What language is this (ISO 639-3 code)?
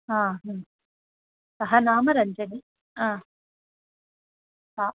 san